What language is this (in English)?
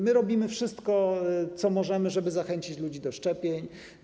Polish